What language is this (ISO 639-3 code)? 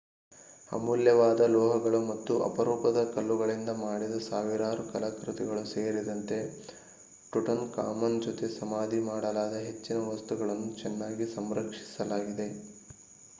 kan